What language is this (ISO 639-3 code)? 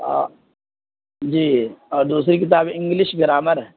urd